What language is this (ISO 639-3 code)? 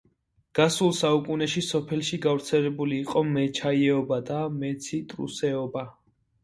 kat